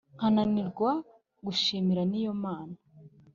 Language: Kinyarwanda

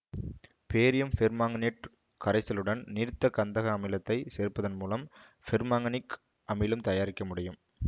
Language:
Tamil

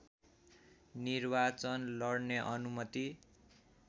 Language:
Nepali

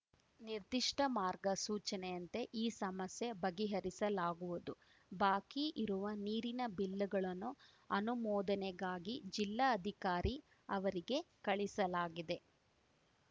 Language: Kannada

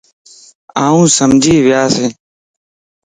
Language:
Lasi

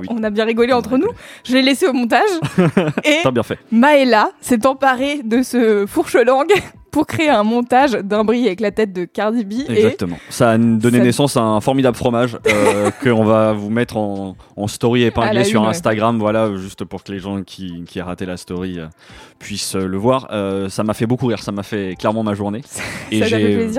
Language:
French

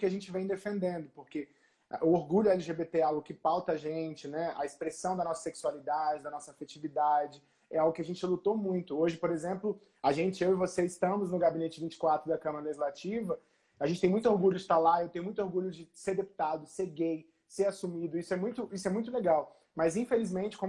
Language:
Portuguese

